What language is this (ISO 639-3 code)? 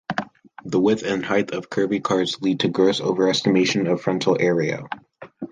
eng